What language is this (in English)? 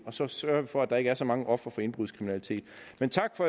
Danish